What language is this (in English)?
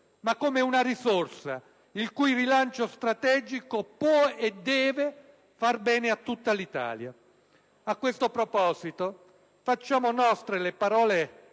Italian